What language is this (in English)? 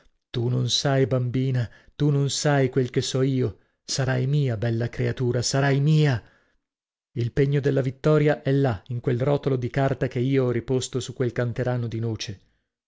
Italian